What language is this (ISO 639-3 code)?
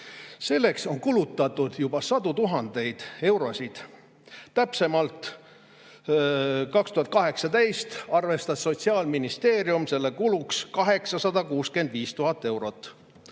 est